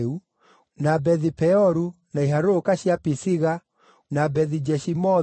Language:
Kikuyu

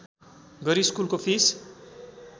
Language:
Nepali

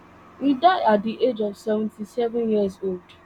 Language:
Nigerian Pidgin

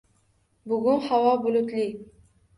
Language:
Uzbek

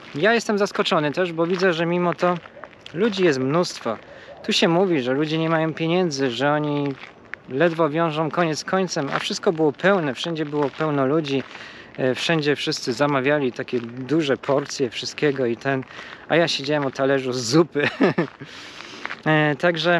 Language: Polish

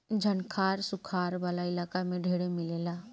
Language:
Bhojpuri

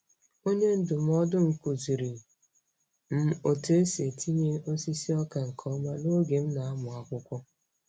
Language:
Igbo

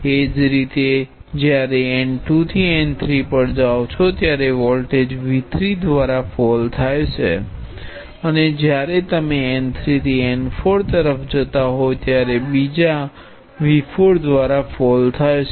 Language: Gujarati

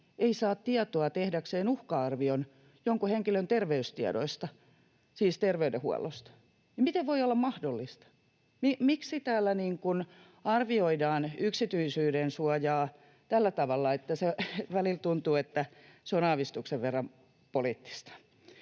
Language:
Finnish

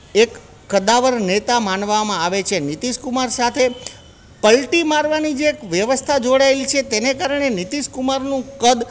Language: Gujarati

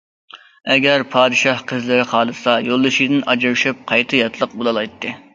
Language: Uyghur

